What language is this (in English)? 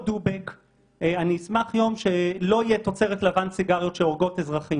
Hebrew